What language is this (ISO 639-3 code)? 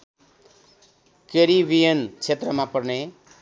nep